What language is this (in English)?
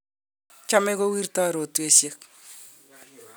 Kalenjin